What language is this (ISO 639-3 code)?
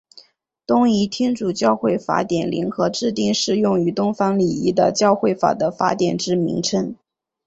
zho